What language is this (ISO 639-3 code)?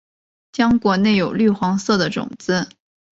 zho